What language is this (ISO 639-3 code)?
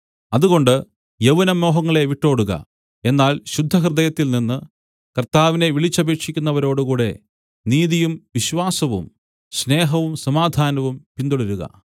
mal